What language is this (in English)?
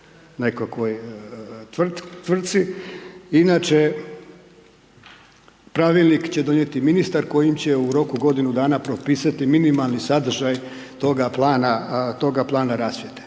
Croatian